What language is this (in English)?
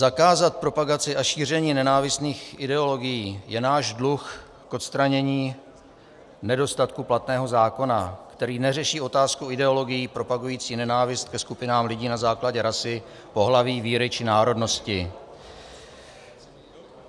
Czech